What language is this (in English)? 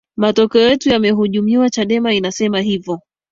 Swahili